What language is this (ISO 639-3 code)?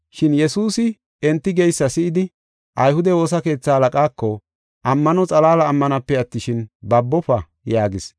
gof